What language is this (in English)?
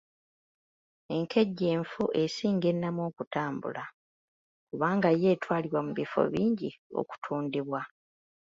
Ganda